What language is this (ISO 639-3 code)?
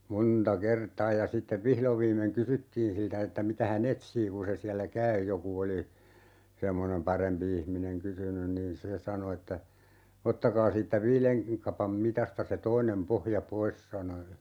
fin